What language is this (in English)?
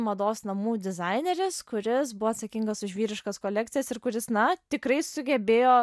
Lithuanian